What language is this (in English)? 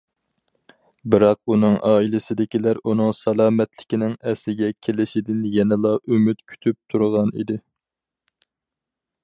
Uyghur